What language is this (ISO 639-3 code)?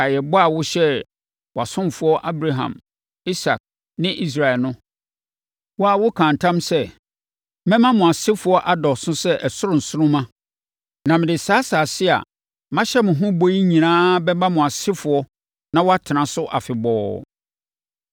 aka